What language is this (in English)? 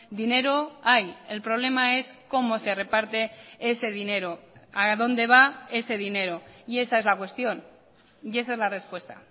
Spanish